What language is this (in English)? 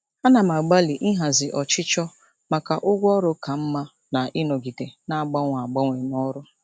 Igbo